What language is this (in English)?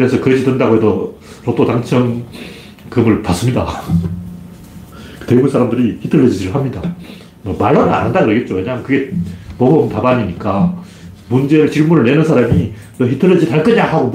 Korean